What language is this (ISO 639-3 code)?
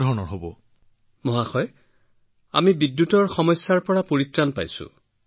asm